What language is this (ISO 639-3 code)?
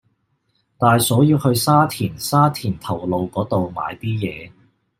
yue